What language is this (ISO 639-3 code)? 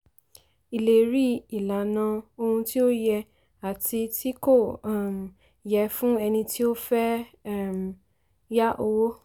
yor